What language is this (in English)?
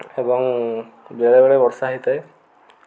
Odia